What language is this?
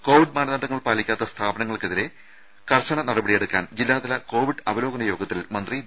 Malayalam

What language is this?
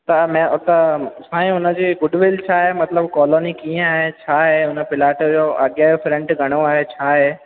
Sindhi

